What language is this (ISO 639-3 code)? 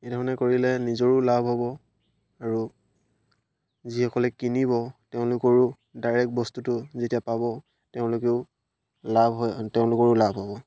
asm